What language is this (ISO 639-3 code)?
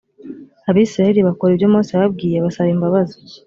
kin